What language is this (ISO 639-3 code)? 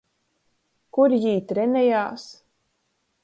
ltg